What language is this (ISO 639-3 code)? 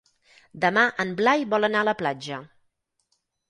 cat